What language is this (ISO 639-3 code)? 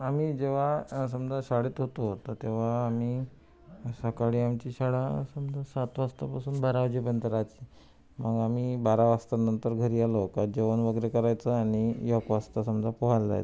mar